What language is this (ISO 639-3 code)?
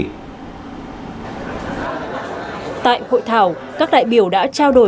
vie